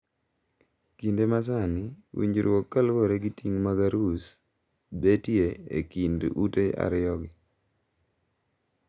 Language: Luo (Kenya and Tanzania)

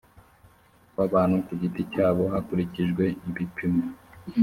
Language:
Kinyarwanda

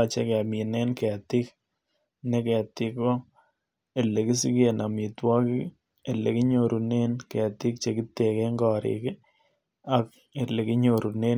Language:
Kalenjin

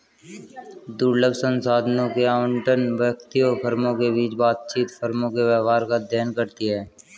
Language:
Hindi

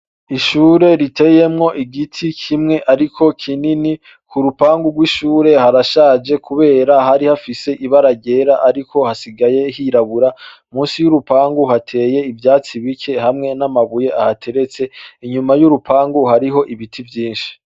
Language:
Rundi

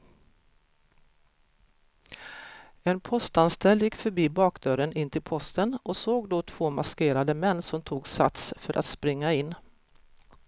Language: Swedish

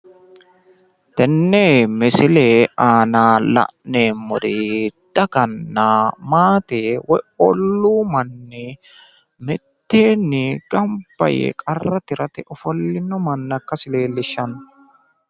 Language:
Sidamo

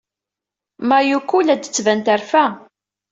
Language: Kabyle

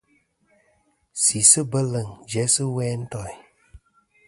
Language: Kom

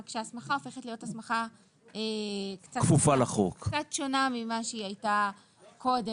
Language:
Hebrew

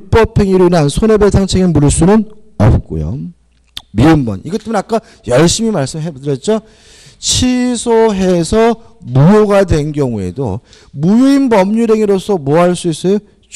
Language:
Korean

